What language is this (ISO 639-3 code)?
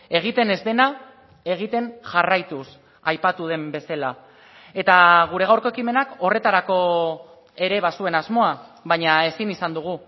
eus